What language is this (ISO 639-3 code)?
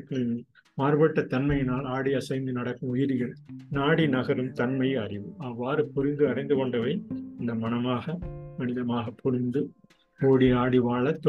tam